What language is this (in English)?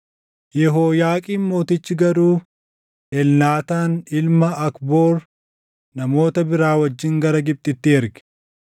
Oromo